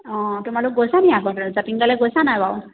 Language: Assamese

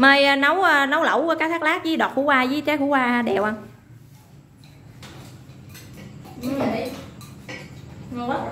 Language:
Vietnamese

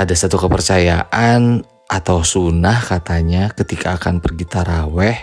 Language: Indonesian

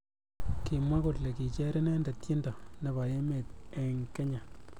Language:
Kalenjin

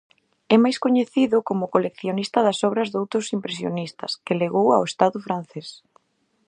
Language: Galician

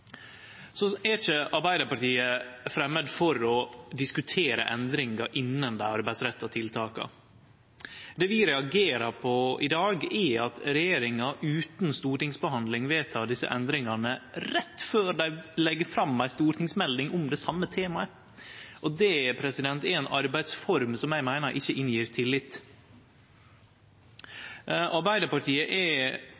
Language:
Norwegian Nynorsk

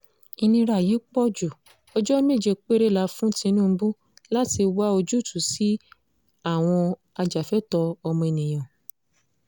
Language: Yoruba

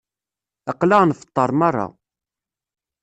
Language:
Kabyle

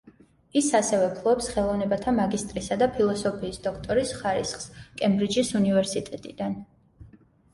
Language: Georgian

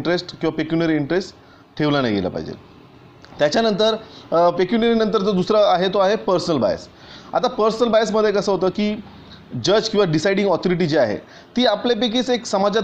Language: Hindi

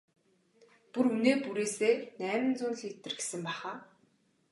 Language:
Mongolian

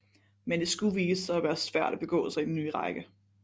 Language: Danish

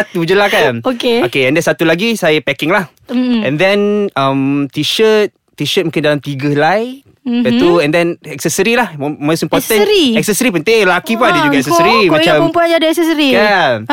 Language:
Malay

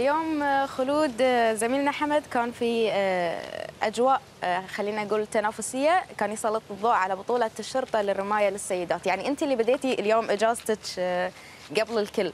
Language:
Arabic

